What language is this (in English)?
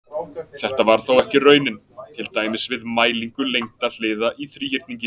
Icelandic